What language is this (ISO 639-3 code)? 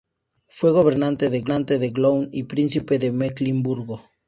spa